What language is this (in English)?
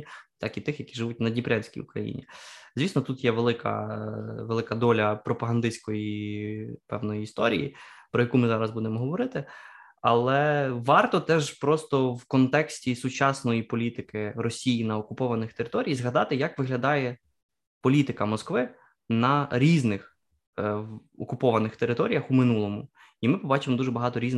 Ukrainian